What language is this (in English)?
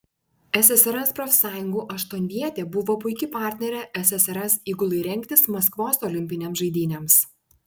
Lithuanian